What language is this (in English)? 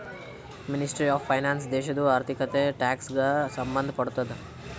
Kannada